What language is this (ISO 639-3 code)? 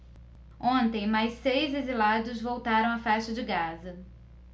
por